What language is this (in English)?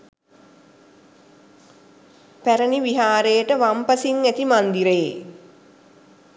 Sinhala